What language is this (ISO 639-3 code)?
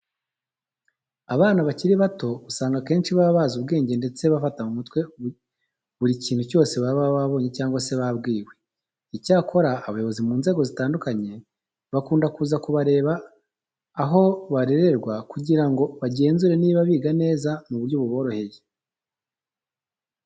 kin